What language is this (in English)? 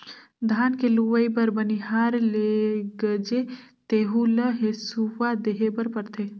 Chhattisgarhi